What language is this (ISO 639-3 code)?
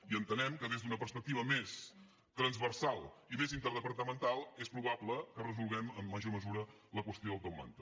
cat